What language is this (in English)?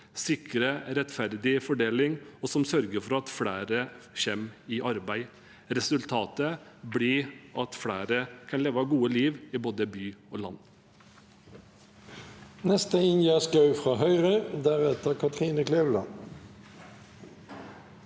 Norwegian